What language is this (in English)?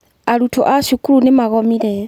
Kikuyu